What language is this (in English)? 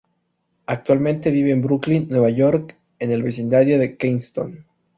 Spanish